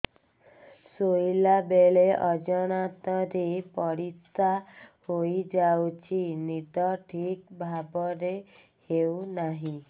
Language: Odia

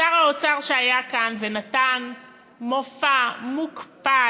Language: Hebrew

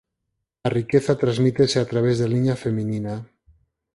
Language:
Galician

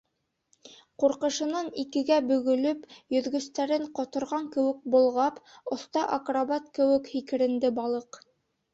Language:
Bashkir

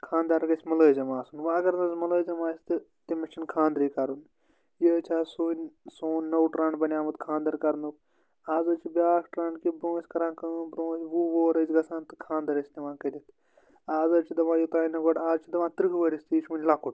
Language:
Kashmiri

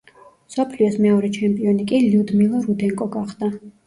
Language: Georgian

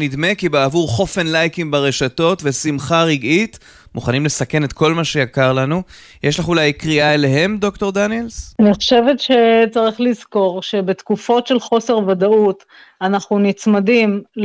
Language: Hebrew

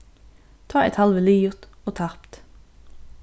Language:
Faroese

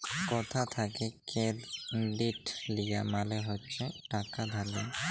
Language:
Bangla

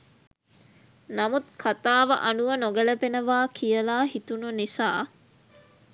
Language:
Sinhala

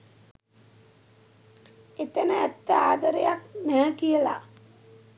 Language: Sinhala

